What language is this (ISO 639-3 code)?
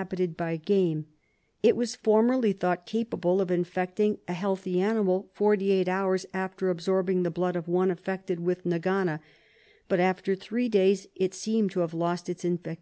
eng